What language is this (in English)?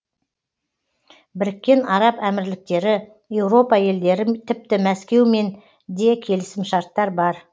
Kazakh